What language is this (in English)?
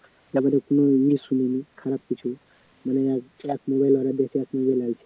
Bangla